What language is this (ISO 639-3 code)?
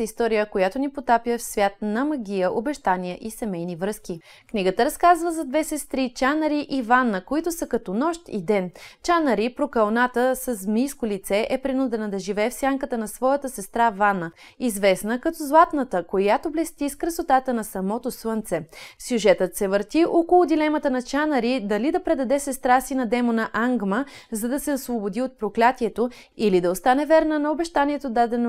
bul